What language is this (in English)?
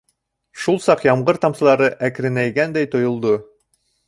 Bashkir